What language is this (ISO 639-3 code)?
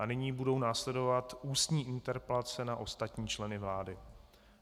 ces